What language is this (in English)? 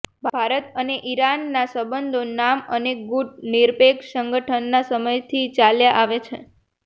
Gujarati